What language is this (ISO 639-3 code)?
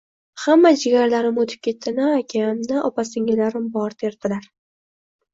uzb